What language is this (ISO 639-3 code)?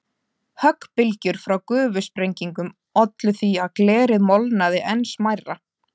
isl